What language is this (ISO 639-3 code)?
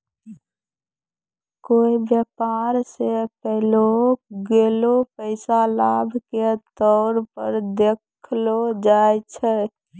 mai